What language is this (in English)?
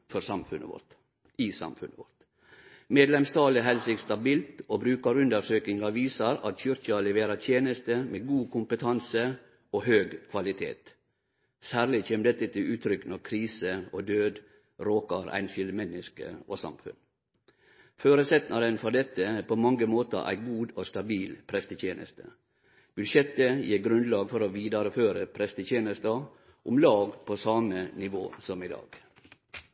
Norwegian Nynorsk